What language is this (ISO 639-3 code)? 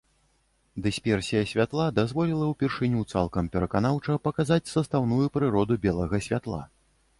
bel